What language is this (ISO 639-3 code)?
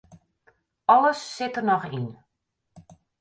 fry